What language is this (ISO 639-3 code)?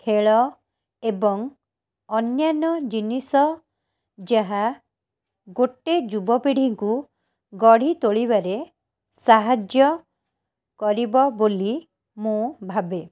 ori